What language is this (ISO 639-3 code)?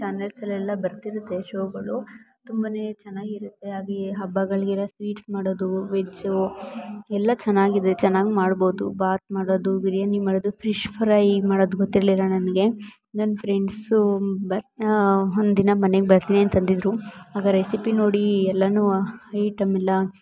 kan